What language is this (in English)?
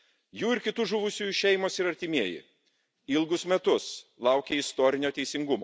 Lithuanian